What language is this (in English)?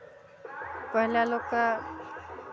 Maithili